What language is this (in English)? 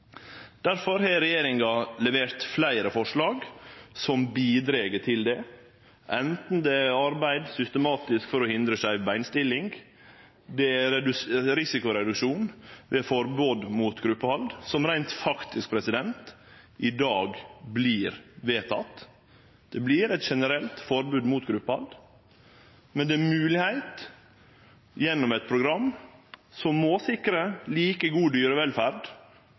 Norwegian Nynorsk